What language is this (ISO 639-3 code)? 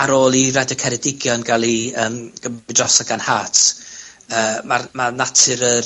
cym